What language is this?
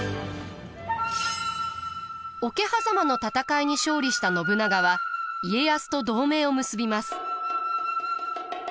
Japanese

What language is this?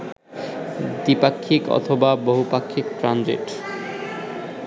Bangla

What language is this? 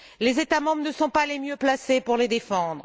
French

